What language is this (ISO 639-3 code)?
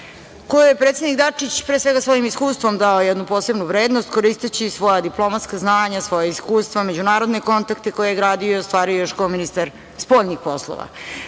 srp